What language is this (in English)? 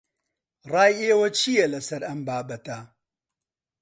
Central Kurdish